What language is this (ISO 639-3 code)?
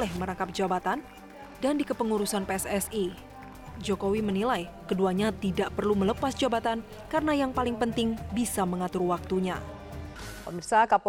ind